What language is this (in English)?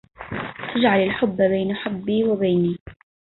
Arabic